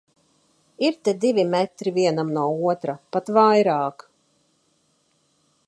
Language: Latvian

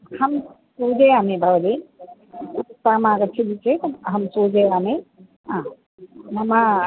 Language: Sanskrit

